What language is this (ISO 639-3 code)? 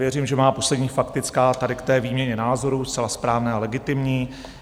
ces